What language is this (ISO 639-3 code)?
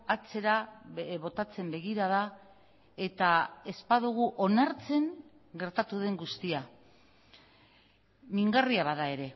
eus